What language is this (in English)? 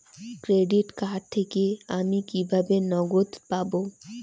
Bangla